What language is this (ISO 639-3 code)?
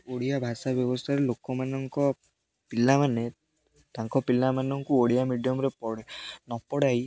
ori